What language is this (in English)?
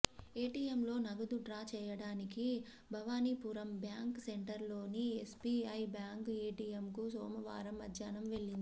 Telugu